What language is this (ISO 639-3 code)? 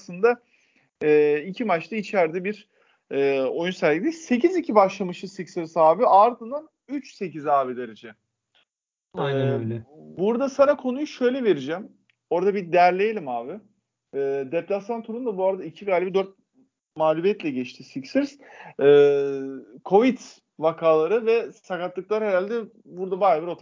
tur